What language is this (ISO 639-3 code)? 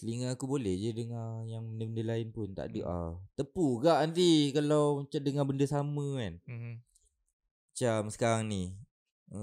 msa